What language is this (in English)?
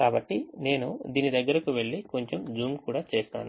Telugu